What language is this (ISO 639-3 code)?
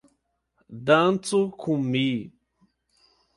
epo